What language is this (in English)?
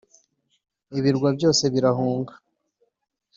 Kinyarwanda